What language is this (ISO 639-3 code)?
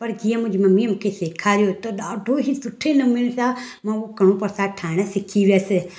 snd